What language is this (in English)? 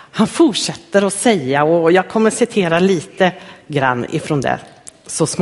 Swedish